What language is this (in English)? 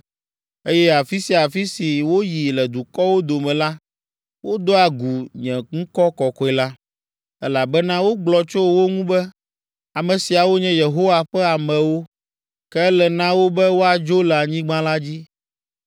Ewe